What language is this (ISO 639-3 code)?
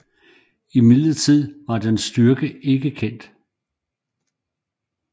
dan